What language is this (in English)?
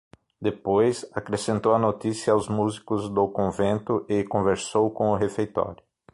Portuguese